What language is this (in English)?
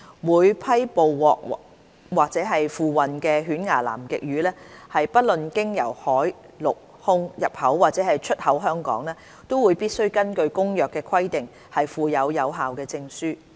Cantonese